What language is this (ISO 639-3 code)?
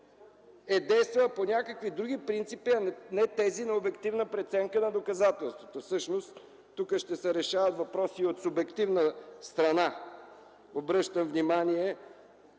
bul